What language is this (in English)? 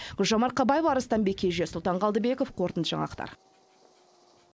Kazakh